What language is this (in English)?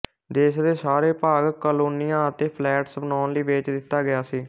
Punjabi